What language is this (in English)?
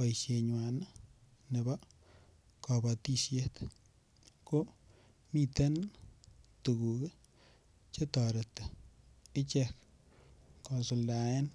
Kalenjin